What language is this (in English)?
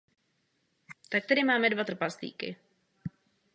Czech